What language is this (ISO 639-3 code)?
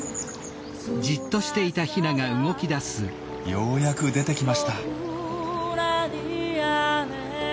jpn